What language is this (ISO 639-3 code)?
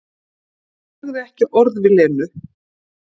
isl